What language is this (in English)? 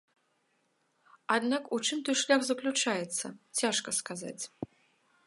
Belarusian